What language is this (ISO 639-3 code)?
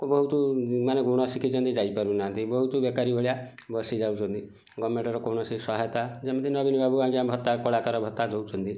ori